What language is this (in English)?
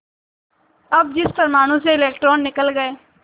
Hindi